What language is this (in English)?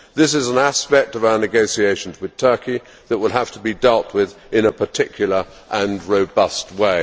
English